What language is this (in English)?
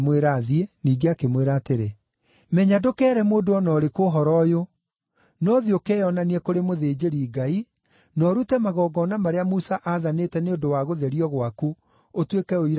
Kikuyu